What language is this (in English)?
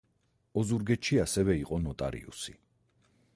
Georgian